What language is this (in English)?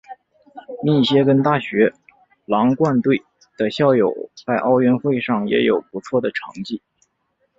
Chinese